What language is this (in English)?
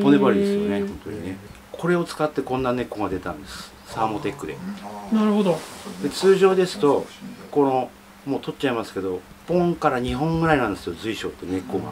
Japanese